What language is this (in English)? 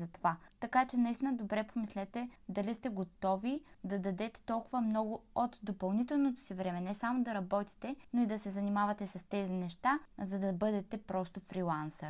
Bulgarian